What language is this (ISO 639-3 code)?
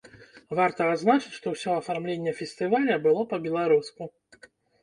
bel